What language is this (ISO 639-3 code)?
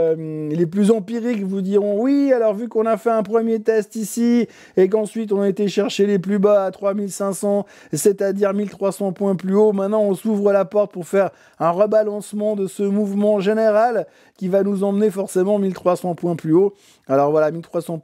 fra